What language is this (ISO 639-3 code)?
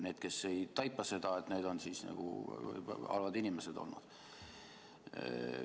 est